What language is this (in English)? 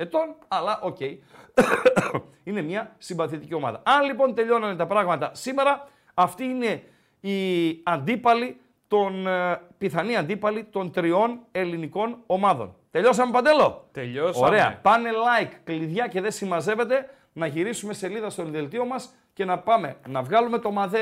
Greek